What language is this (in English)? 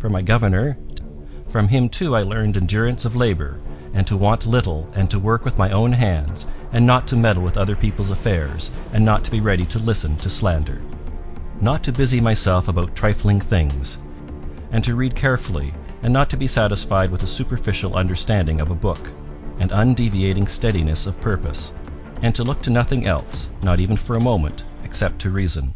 English